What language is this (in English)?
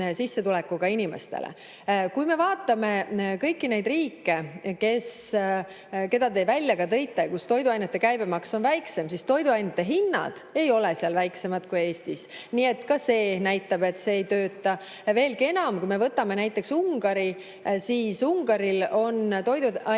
Estonian